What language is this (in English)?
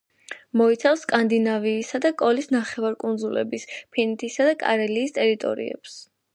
Georgian